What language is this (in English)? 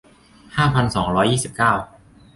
Thai